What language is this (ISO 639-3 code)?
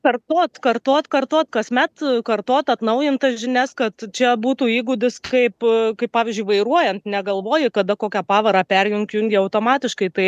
lit